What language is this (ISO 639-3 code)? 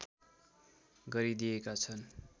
nep